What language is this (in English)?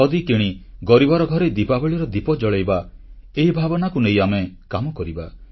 Odia